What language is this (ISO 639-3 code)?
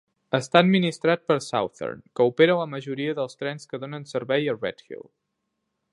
cat